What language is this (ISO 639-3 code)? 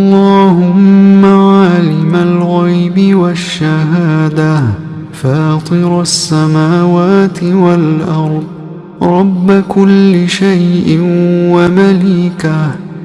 ara